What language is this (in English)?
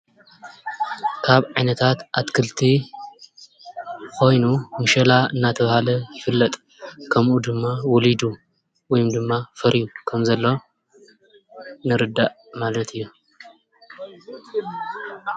Tigrinya